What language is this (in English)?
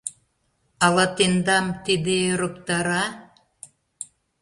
Mari